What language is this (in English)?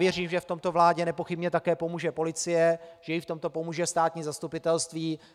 Czech